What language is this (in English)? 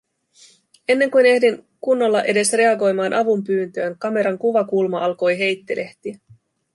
Finnish